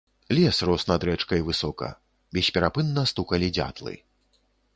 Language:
Belarusian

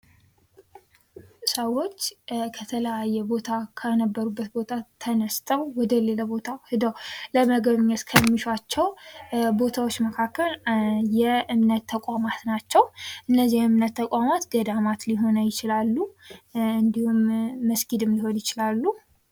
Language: Amharic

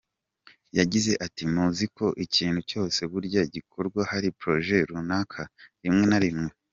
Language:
Kinyarwanda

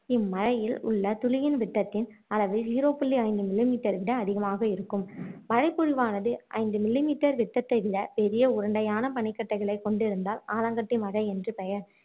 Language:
Tamil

